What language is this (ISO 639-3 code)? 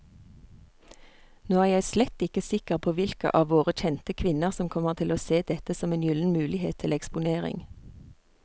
nor